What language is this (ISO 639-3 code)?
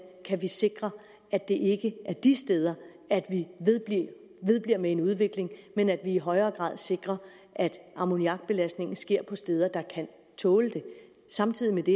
dan